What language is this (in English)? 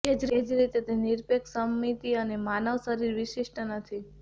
Gujarati